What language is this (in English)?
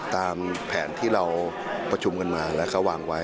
Thai